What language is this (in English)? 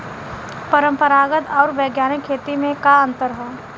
Bhojpuri